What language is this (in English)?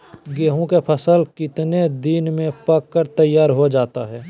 Magahi